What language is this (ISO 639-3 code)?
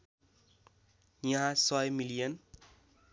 nep